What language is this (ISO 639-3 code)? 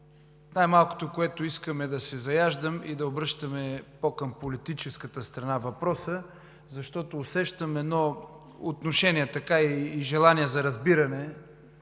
bul